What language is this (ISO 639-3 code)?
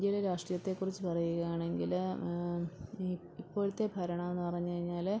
mal